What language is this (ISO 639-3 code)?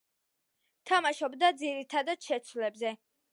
kat